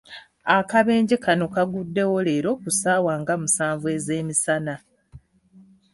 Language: Ganda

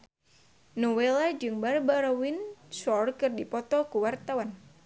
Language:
Sundanese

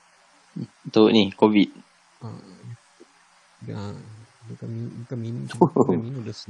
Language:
Malay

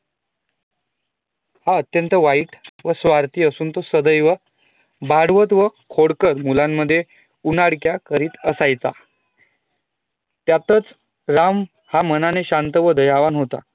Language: Marathi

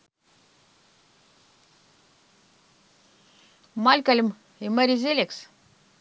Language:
Russian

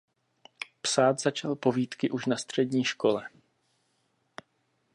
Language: Czech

